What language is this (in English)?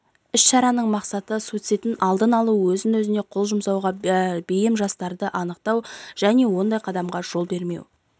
Kazakh